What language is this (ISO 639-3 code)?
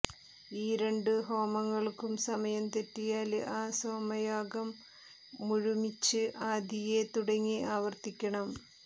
mal